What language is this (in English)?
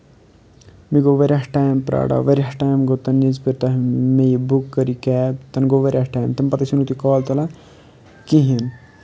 Kashmiri